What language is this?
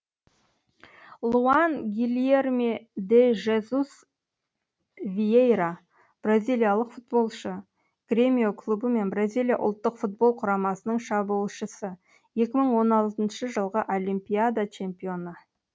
Kazakh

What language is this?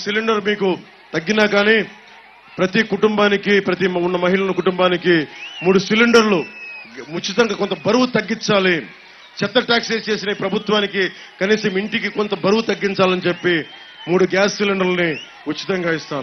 Telugu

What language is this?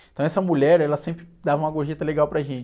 Portuguese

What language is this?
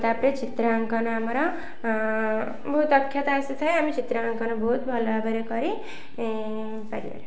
Odia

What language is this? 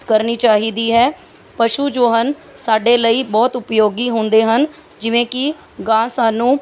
Punjabi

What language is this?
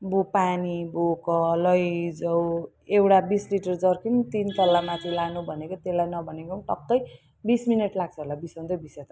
Nepali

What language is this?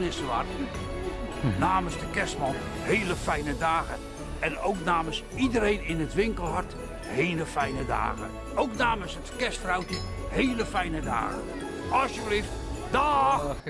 Dutch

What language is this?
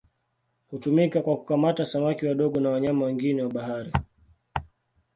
Swahili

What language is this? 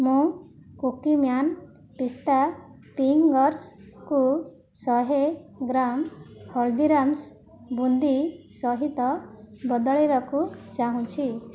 Odia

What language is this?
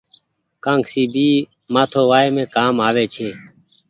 Goaria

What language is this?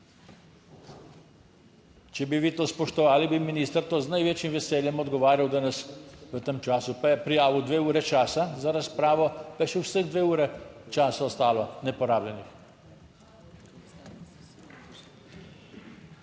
Slovenian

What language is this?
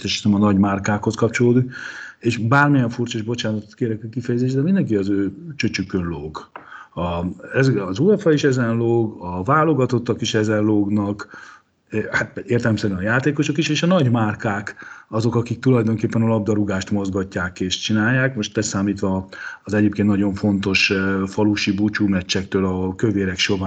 Hungarian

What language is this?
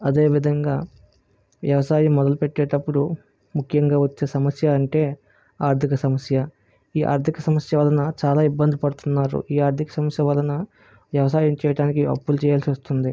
Telugu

